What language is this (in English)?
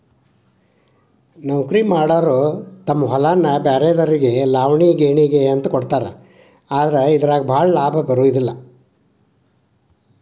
Kannada